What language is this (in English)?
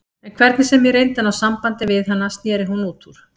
Icelandic